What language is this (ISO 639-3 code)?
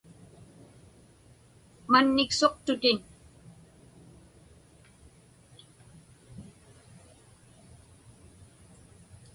ipk